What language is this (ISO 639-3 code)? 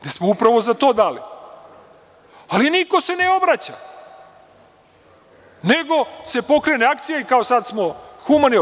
srp